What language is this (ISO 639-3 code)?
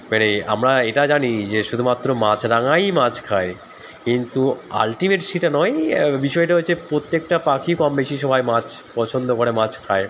ben